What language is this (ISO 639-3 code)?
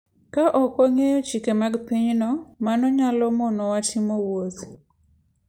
luo